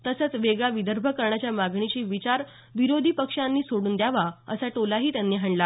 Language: Marathi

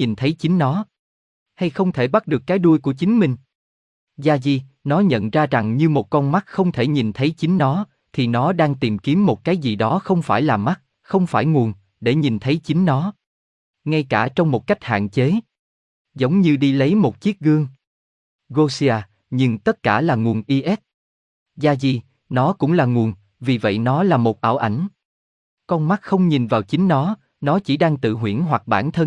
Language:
Vietnamese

